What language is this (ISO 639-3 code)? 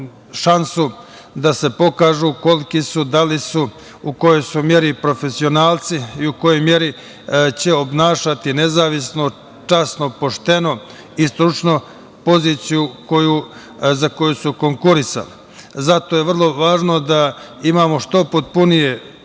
srp